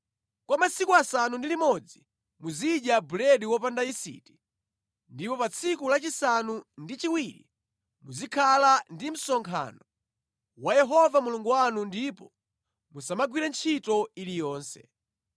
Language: Nyanja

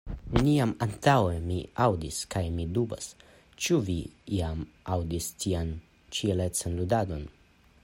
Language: Esperanto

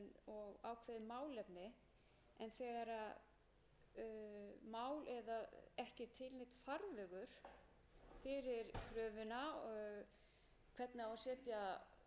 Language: Icelandic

